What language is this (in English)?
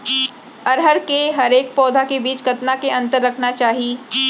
Chhattisgarhi